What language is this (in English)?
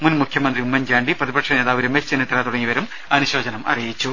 Malayalam